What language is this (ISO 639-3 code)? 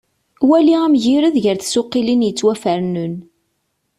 kab